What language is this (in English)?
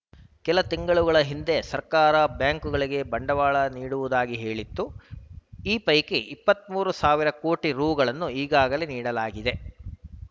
Kannada